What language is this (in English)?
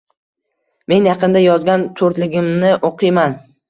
Uzbek